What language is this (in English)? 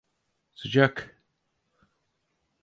Turkish